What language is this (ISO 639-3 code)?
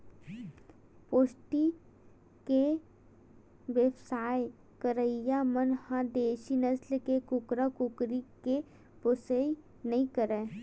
hne